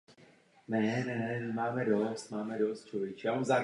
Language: Czech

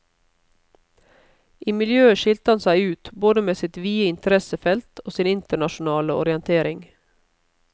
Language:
Norwegian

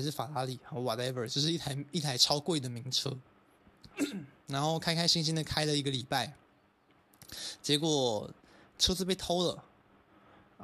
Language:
Chinese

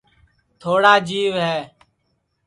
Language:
Sansi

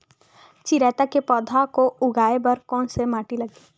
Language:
Chhattisgarhi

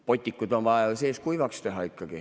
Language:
Estonian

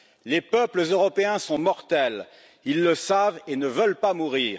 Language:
French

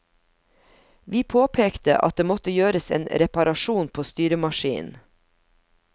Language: Norwegian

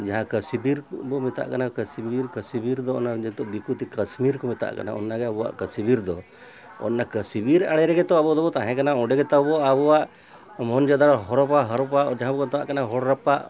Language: Santali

